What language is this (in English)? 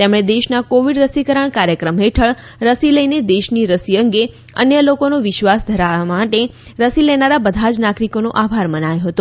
Gujarati